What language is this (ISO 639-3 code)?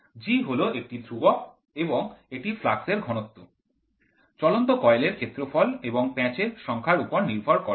ben